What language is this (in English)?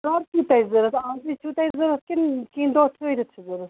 Kashmiri